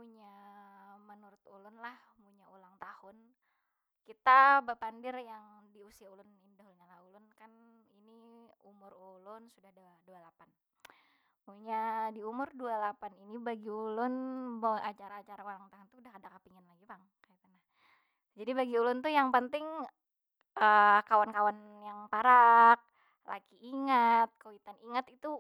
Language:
Banjar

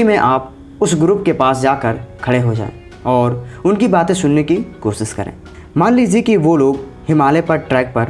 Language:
Hindi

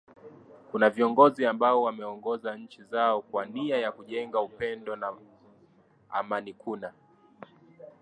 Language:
Swahili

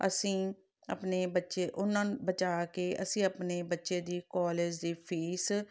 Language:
Punjabi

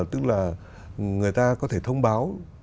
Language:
Vietnamese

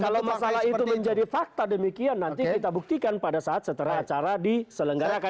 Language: Indonesian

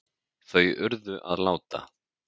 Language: Icelandic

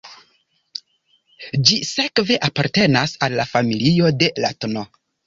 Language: Esperanto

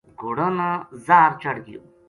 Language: Gujari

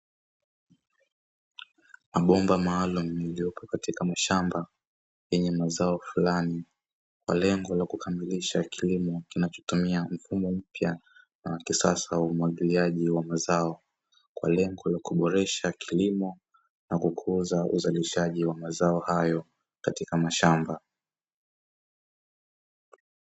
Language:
Swahili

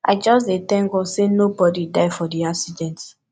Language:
Nigerian Pidgin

